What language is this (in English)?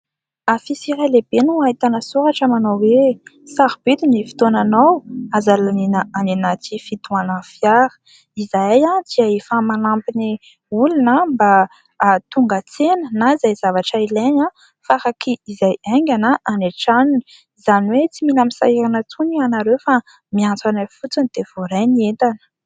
Malagasy